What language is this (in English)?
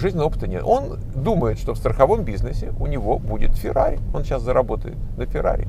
Russian